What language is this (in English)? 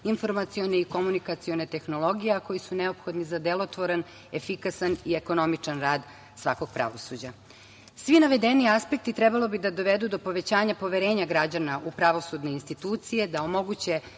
Serbian